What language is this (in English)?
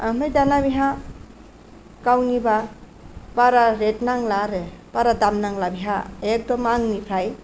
Bodo